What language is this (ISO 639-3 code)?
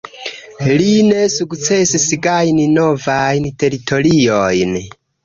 epo